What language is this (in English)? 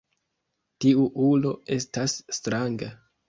Esperanto